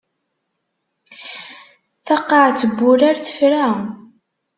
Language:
Kabyle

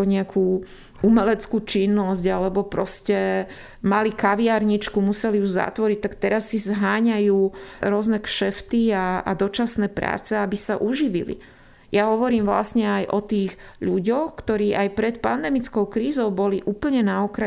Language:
Slovak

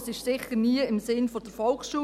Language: Swiss German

